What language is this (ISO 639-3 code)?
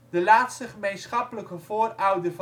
nld